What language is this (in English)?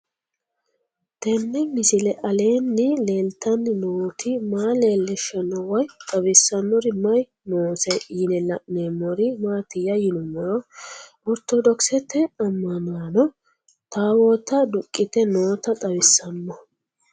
Sidamo